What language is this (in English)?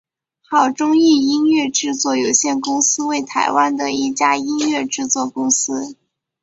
Chinese